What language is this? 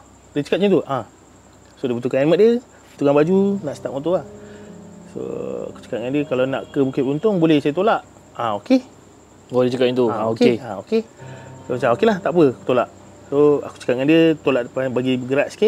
Malay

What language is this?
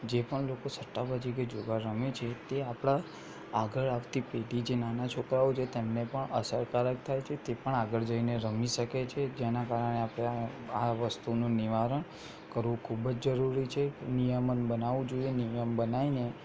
Gujarati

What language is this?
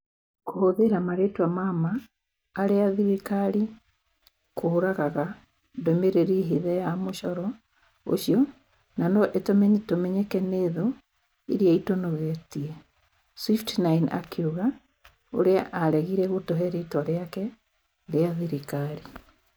Kikuyu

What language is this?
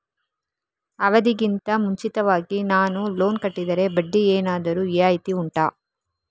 Kannada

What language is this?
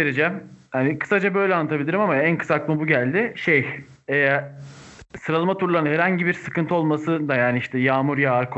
Turkish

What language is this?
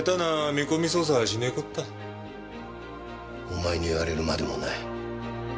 Japanese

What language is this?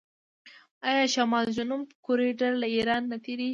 Pashto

